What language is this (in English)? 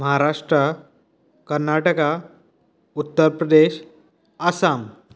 Konkani